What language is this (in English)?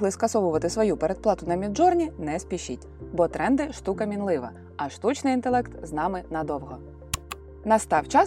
Ukrainian